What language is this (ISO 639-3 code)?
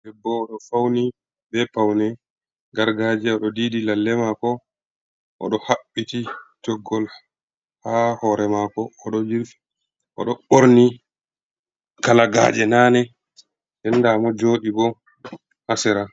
ful